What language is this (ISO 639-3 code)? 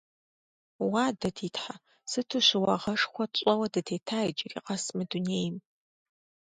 kbd